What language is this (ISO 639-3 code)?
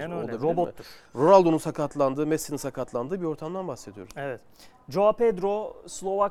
tur